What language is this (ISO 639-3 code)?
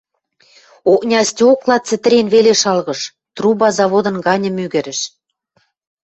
mrj